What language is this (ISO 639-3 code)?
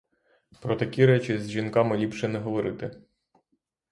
ukr